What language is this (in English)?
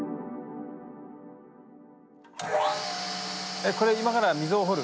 Japanese